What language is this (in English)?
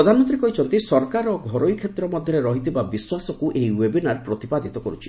Odia